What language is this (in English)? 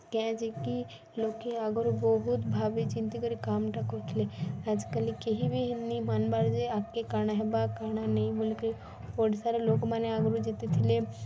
Odia